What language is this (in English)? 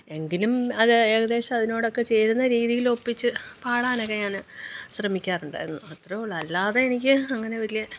Malayalam